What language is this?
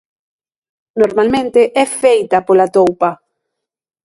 Galician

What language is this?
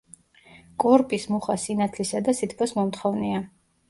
Georgian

